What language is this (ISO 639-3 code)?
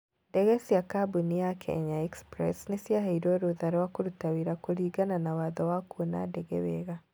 kik